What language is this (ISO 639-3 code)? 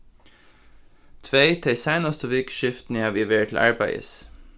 fao